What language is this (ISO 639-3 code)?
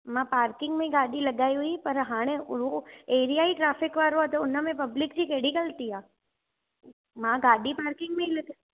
snd